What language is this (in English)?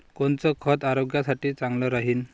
Marathi